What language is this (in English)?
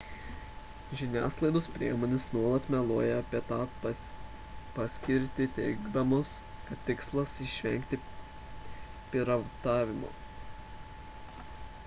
Lithuanian